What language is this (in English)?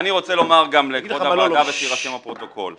Hebrew